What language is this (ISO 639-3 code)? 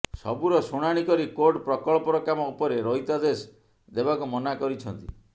ori